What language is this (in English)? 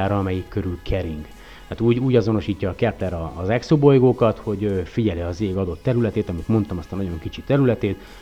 Hungarian